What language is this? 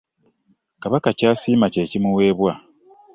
Ganda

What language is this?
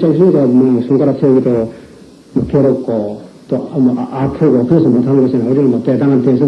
Korean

